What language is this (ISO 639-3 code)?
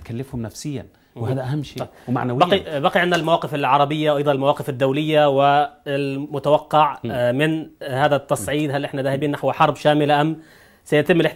ara